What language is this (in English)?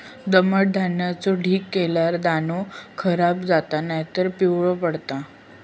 Marathi